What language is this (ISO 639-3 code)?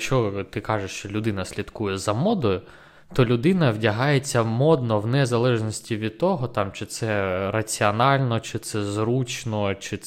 ukr